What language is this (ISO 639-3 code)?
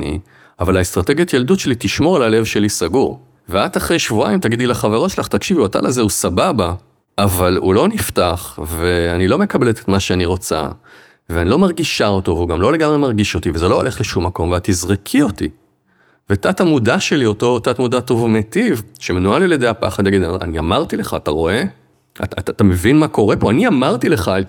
heb